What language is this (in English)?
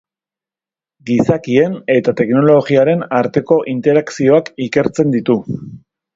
Basque